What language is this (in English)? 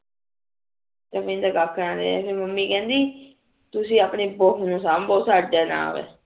Punjabi